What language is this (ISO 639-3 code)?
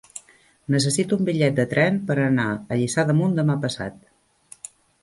cat